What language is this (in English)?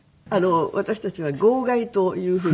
Japanese